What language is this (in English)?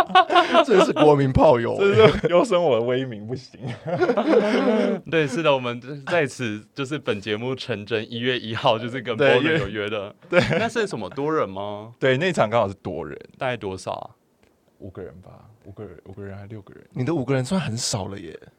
Chinese